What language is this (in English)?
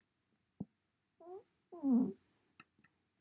Welsh